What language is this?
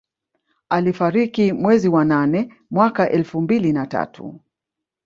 Swahili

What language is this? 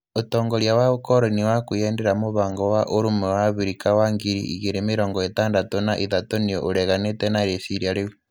Kikuyu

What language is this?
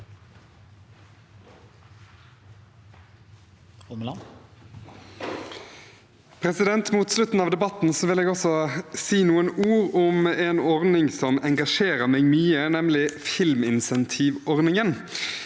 Norwegian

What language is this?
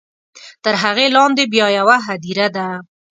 Pashto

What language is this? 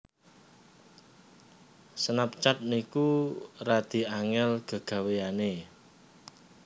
Javanese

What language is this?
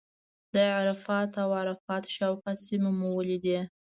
Pashto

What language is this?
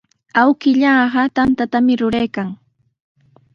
Sihuas Ancash Quechua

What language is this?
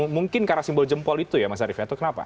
Indonesian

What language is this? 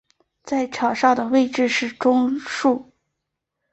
Chinese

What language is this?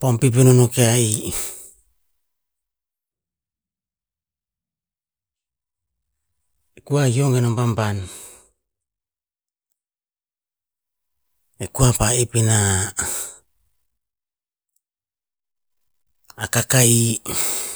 Tinputz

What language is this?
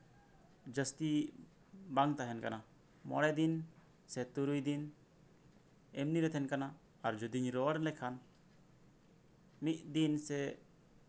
Santali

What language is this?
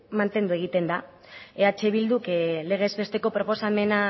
Basque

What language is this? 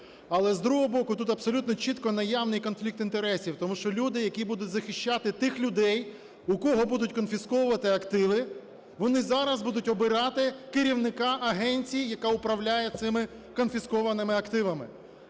Ukrainian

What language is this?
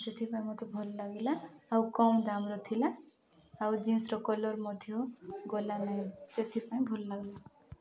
Odia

